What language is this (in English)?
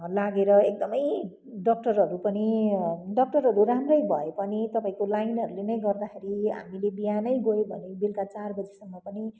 Nepali